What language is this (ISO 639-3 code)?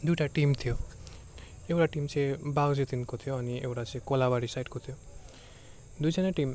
nep